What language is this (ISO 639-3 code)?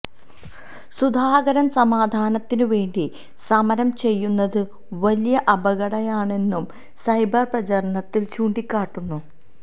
mal